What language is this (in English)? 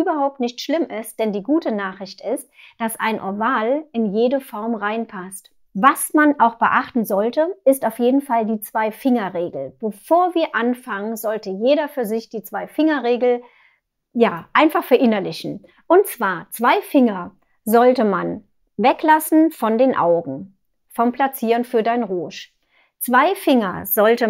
German